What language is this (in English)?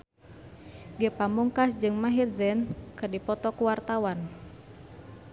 Sundanese